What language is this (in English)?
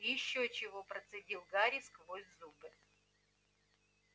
Russian